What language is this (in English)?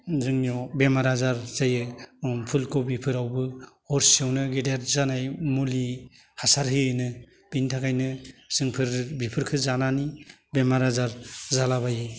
Bodo